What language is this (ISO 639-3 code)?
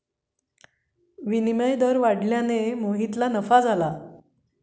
mar